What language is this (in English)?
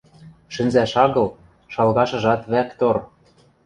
Western Mari